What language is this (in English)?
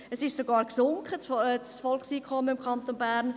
Swiss German